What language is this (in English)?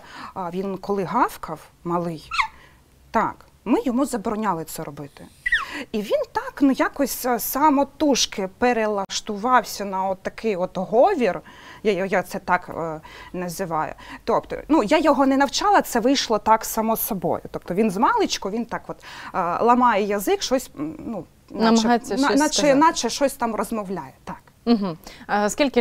Ukrainian